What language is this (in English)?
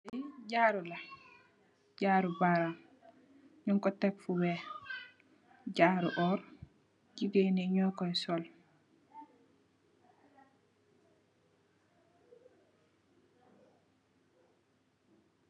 Wolof